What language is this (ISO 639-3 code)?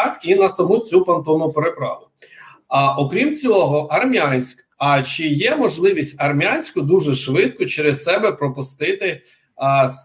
ukr